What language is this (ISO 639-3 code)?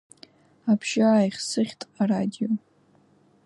abk